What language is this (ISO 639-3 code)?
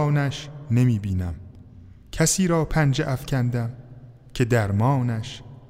fas